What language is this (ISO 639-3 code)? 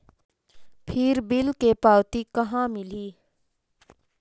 hne